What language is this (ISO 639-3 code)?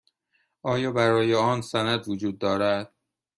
fas